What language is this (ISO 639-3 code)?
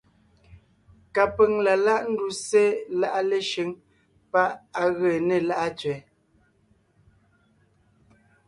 nnh